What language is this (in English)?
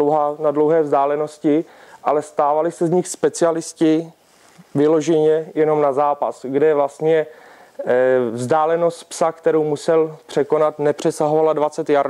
Czech